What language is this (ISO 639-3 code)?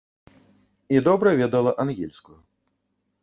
bel